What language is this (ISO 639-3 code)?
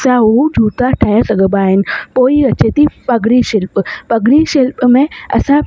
snd